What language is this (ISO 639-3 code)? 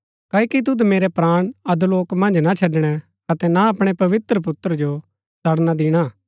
gbk